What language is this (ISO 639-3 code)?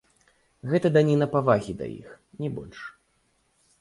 bel